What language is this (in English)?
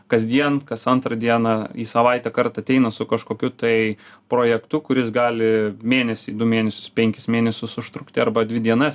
Lithuanian